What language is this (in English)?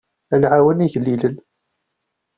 Kabyle